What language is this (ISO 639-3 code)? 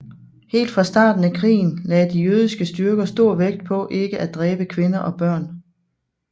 dan